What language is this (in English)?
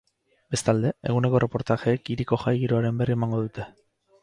Basque